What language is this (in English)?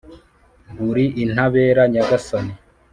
Kinyarwanda